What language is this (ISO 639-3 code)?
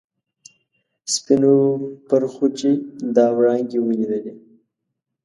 pus